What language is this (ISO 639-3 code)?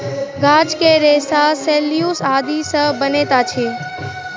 mai